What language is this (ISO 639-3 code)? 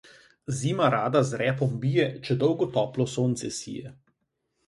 slv